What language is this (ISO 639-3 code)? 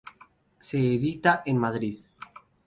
spa